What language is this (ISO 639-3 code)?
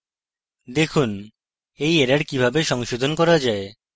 ben